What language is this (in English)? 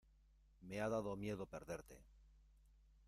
Spanish